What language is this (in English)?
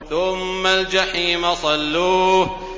Arabic